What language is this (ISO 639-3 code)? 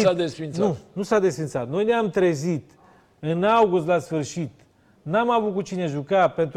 ron